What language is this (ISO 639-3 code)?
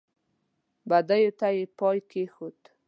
pus